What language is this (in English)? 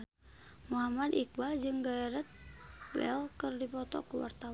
Sundanese